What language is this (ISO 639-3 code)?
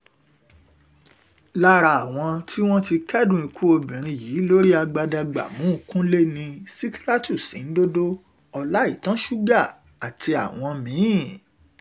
yor